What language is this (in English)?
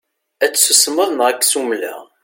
Kabyle